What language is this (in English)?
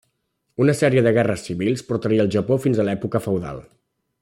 Catalan